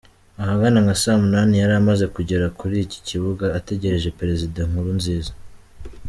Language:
Kinyarwanda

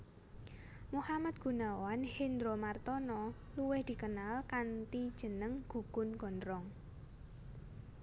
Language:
Javanese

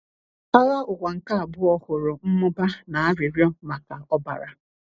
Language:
Igbo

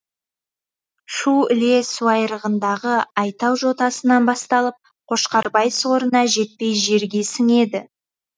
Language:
Kazakh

